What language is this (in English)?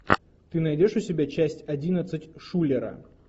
Russian